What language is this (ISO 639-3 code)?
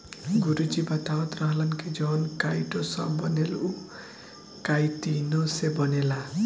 bho